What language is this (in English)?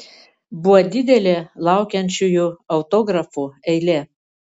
Lithuanian